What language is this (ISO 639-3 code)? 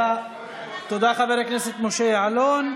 heb